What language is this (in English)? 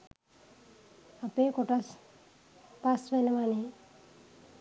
Sinhala